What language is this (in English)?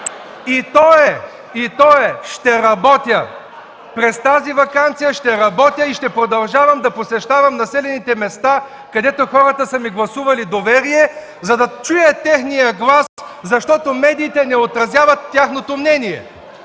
Bulgarian